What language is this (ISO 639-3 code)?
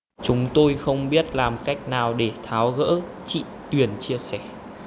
vie